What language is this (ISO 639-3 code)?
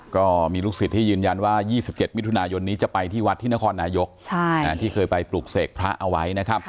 tha